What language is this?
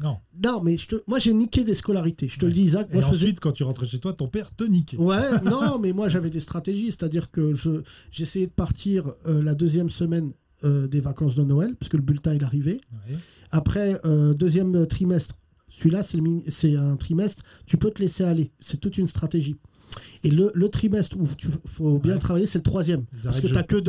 French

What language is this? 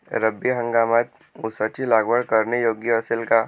Marathi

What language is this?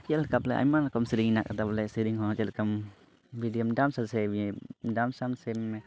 Santali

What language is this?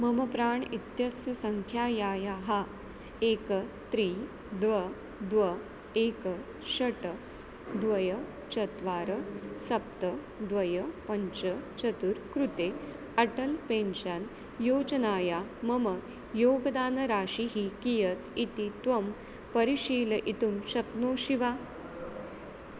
Sanskrit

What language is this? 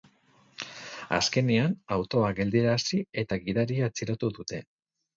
Basque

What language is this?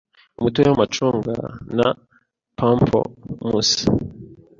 Kinyarwanda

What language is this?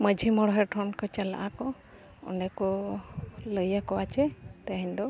Santali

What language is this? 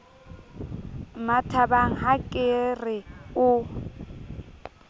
Southern Sotho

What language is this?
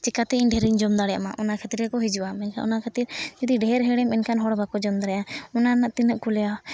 Santali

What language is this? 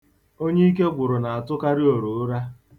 Igbo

